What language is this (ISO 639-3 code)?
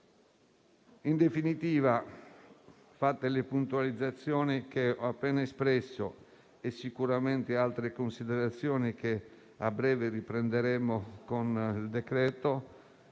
ita